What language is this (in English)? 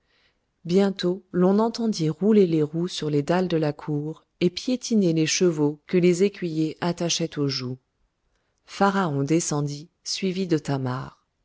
French